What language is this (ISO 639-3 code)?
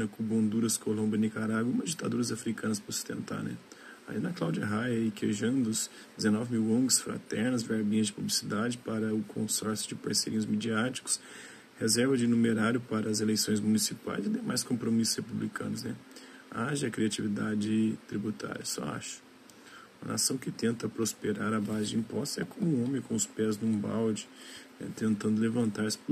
por